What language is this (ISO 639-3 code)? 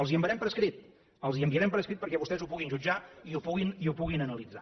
cat